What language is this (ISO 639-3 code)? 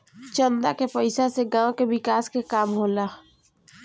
bho